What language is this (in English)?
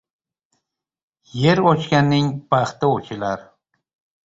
Uzbek